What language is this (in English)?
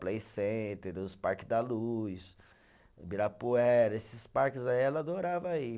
Portuguese